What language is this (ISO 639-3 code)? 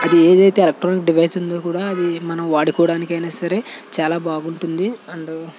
tel